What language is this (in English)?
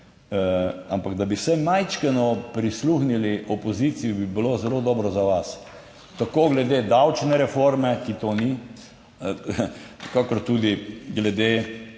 Slovenian